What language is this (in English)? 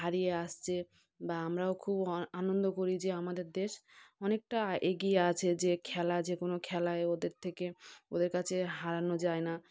Bangla